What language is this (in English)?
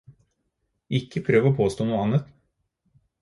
Norwegian Bokmål